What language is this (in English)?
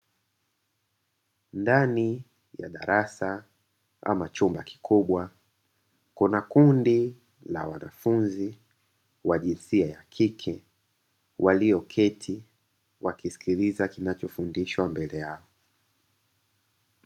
Swahili